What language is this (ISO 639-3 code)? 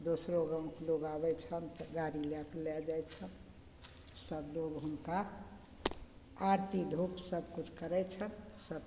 mai